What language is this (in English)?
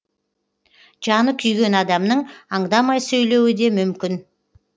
Kazakh